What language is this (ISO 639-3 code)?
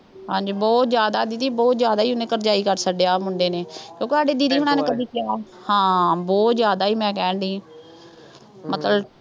pan